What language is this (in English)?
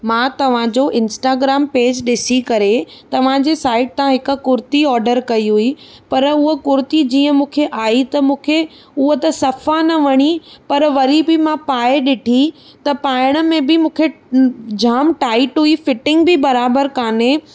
Sindhi